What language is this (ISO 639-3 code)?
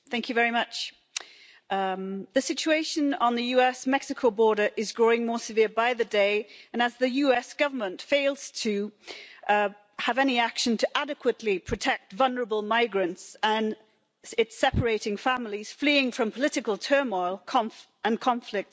eng